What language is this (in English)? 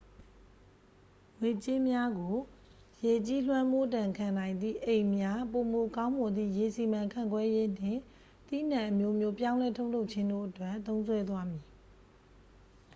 Burmese